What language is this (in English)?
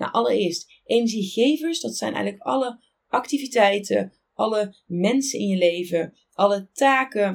Dutch